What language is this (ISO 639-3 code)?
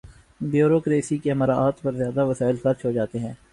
urd